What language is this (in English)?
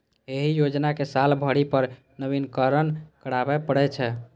Maithili